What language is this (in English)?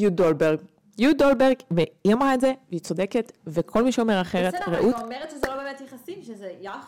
Hebrew